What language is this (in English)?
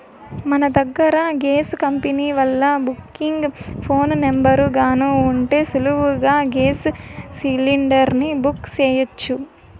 Telugu